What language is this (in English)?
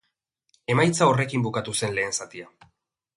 Basque